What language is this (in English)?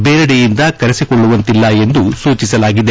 Kannada